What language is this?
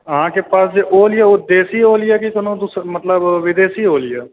Maithili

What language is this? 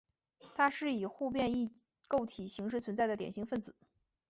Chinese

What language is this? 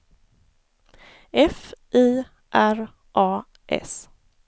Swedish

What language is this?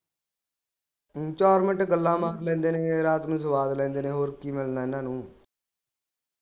Punjabi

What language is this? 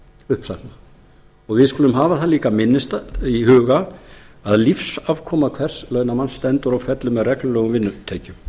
Icelandic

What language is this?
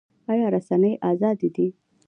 Pashto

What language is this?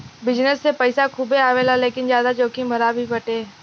Bhojpuri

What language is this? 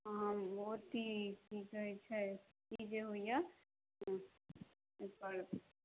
Maithili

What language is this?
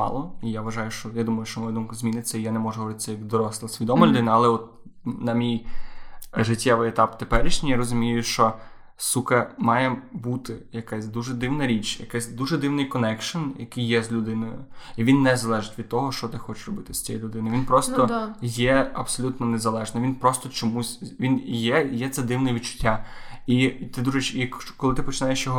Ukrainian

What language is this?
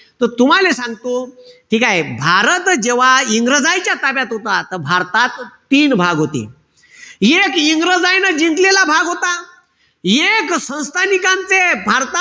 Marathi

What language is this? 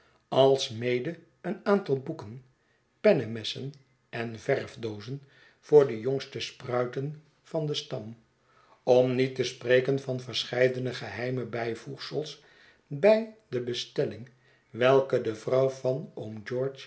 Dutch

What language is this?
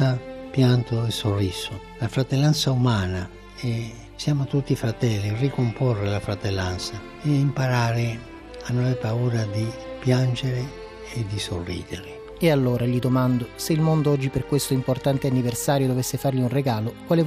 Italian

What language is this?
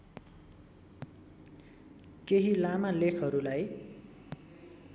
Nepali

